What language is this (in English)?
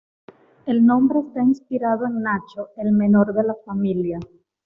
Spanish